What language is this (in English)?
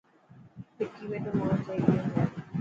Dhatki